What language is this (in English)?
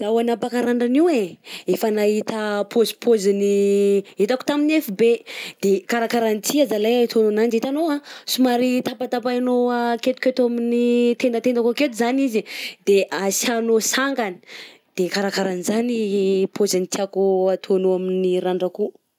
Southern Betsimisaraka Malagasy